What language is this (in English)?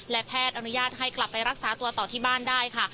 Thai